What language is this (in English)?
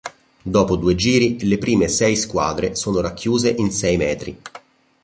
Italian